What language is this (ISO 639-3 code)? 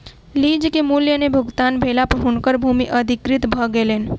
mai